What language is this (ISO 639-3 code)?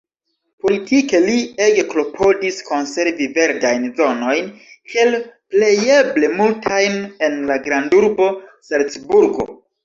epo